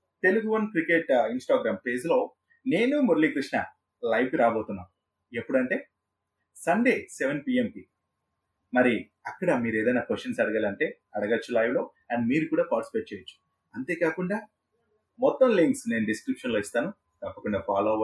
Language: Telugu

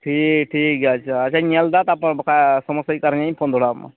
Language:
Santali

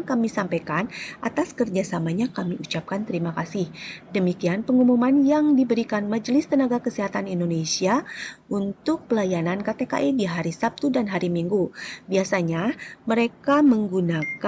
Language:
Indonesian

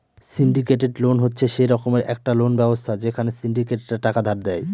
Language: Bangla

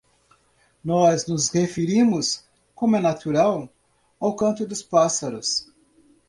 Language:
Portuguese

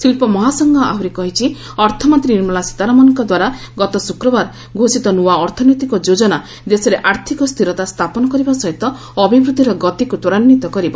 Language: Odia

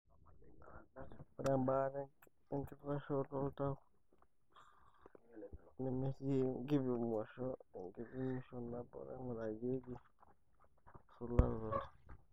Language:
Masai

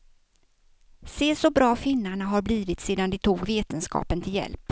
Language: Swedish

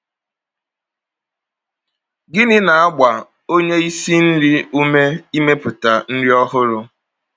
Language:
Igbo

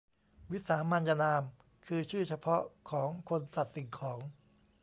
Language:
Thai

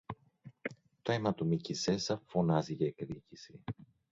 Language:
Greek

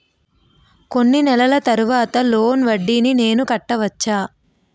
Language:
Telugu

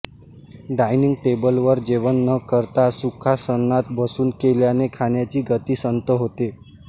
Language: Marathi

